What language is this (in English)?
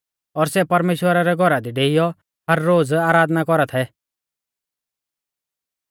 Mahasu Pahari